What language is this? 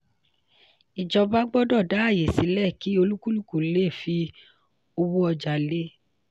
Yoruba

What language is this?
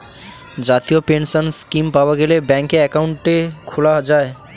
Bangla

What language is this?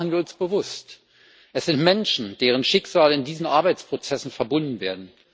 German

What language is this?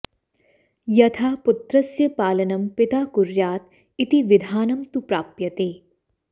Sanskrit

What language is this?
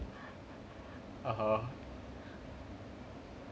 English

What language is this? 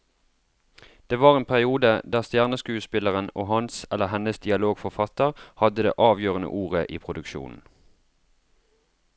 Norwegian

